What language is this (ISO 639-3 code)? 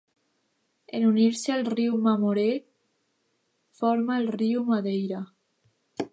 cat